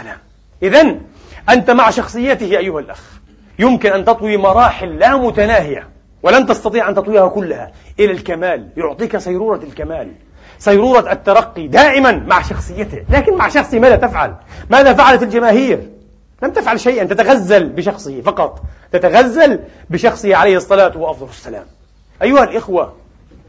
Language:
Arabic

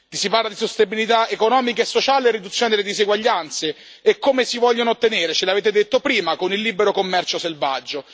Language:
Italian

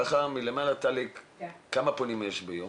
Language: Hebrew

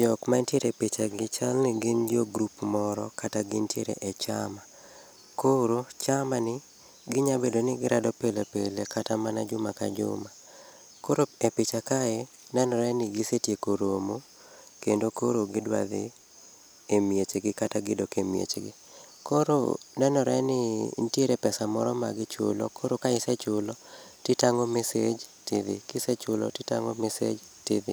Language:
Luo (Kenya and Tanzania)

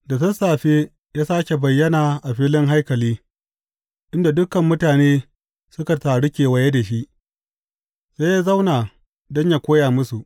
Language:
Hausa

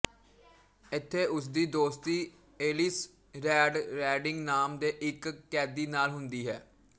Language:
Punjabi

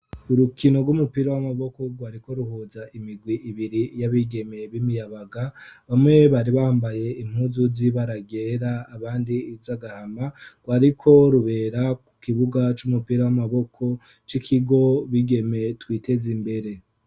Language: Rundi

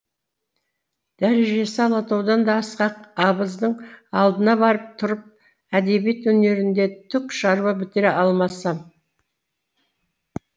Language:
Kazakh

